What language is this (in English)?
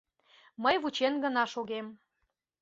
Mari